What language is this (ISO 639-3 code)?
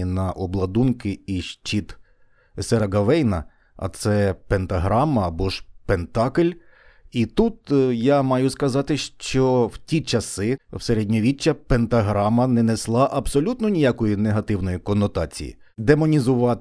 ukr